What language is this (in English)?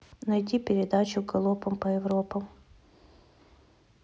Russian